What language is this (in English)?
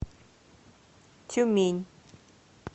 Russian